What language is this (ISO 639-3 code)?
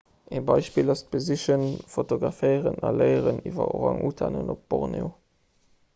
ltz